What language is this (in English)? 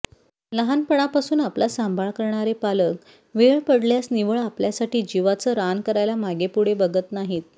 Marathi